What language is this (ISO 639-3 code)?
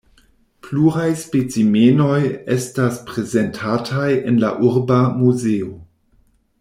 epo